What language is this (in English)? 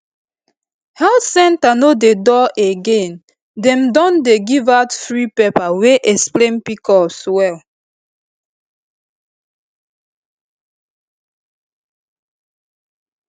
Nigerian Pidgin